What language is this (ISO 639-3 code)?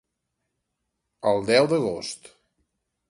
cat